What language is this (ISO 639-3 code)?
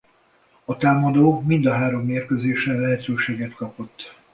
hun